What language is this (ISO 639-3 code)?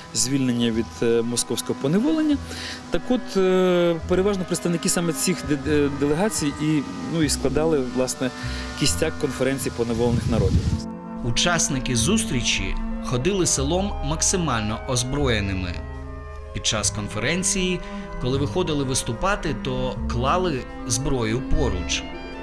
ukr